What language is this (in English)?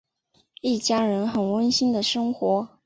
Chinese